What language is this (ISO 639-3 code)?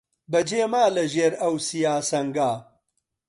ckb